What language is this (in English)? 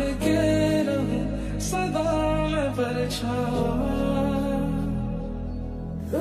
Arabic